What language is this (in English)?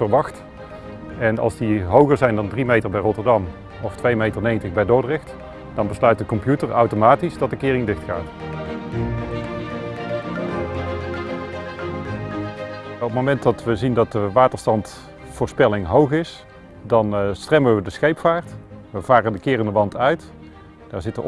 Dutch